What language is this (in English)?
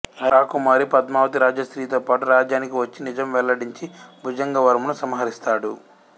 Telugu